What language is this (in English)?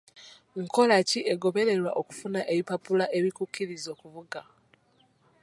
Ganda